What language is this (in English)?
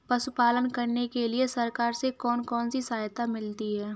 Hindi